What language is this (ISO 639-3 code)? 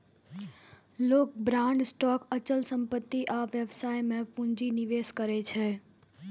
mai